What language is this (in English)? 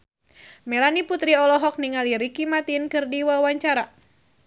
Sundanese